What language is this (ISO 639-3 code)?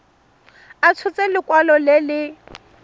tsn